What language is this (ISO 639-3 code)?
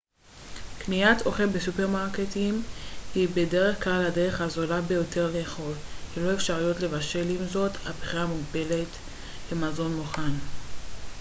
heb